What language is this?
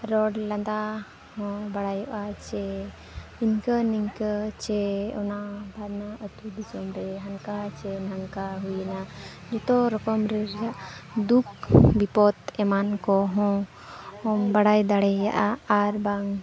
Santali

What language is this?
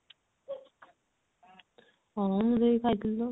Odia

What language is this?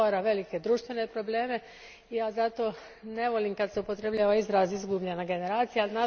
Croatian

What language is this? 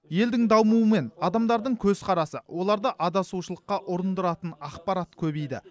Kazakh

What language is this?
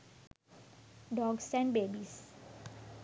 Sinhala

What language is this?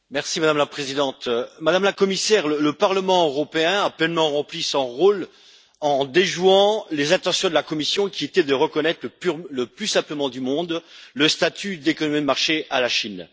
French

